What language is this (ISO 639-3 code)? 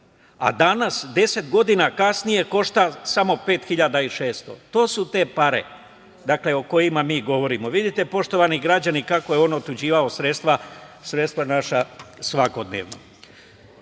srp